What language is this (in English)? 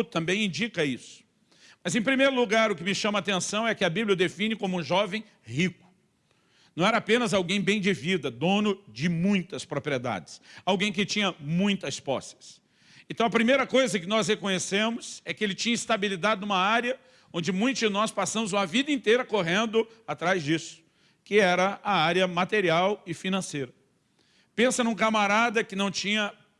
Portuguese